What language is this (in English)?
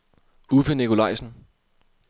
Danish